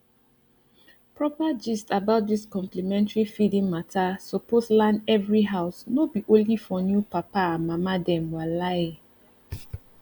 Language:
Nigerian Pidgin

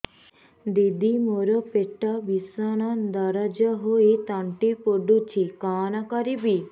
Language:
Odia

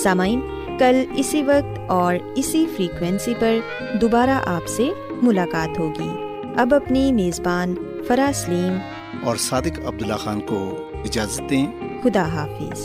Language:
Urdu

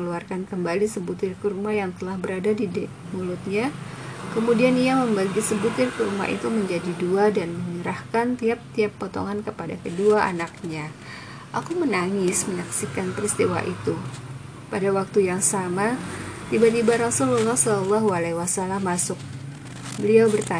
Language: Indonesian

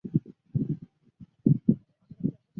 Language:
Chinese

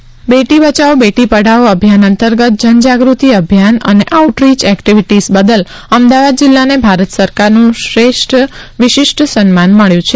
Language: Gujarati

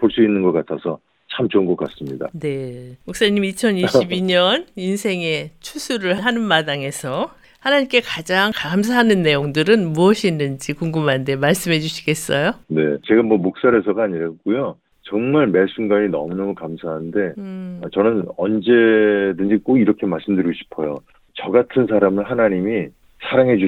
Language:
Korean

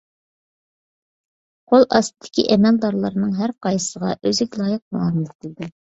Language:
Uyghur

